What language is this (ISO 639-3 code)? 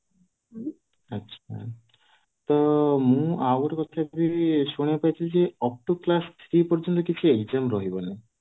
ori